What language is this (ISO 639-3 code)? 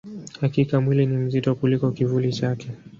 swa